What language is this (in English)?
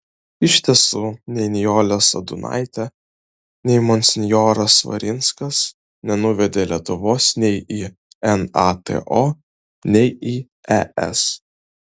Lithuanian